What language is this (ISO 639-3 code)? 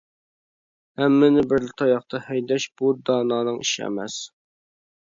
uig